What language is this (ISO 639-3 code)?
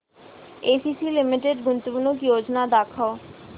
mar